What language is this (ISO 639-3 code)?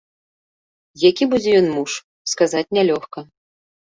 bel